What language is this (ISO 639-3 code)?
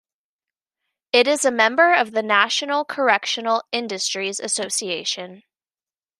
eng